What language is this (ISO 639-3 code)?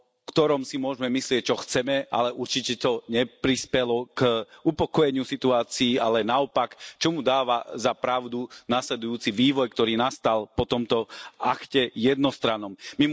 slk